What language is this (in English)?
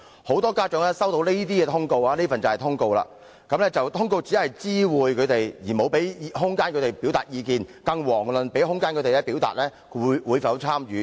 Cantonese